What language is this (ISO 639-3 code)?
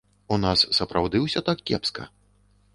bel